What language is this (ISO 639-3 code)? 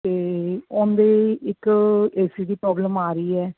pan